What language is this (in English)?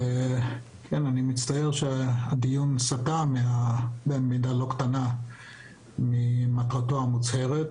Hebrew